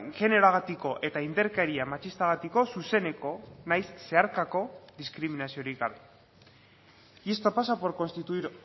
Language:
Basque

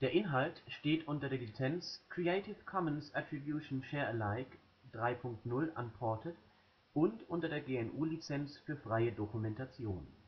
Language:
German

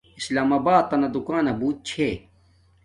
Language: Domaaki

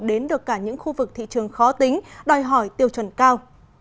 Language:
Vietnamese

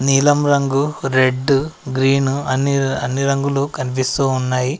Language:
Telugu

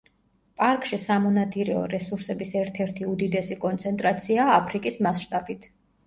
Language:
Georgian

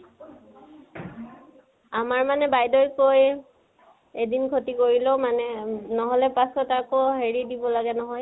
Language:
Assamese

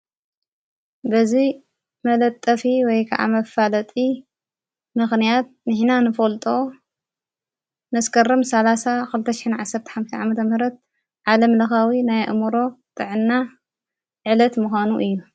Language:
Tigrinya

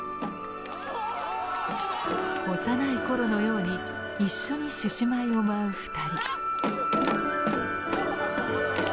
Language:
Japanese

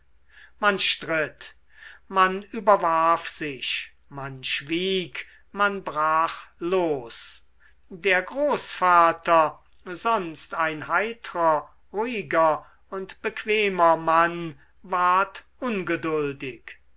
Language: German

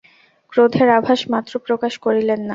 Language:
Bangla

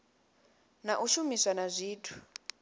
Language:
Venda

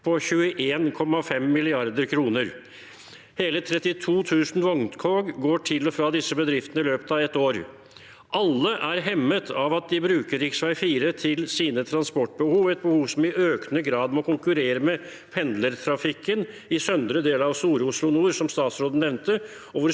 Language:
Norwegian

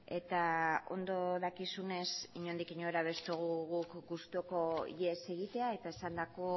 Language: Basque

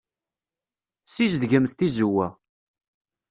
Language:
Kabyle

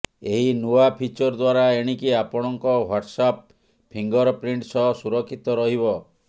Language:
Odia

